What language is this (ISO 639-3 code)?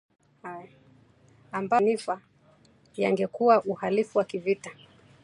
swa